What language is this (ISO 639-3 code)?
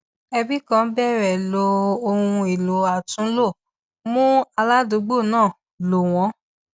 yor